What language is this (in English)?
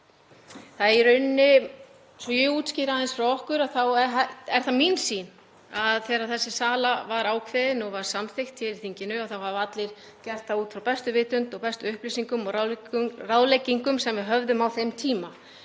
Icelandic